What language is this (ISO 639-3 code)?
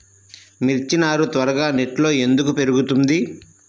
tel